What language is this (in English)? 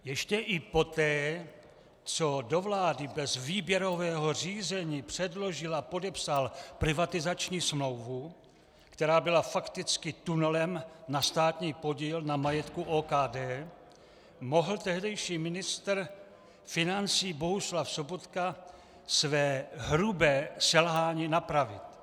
Czech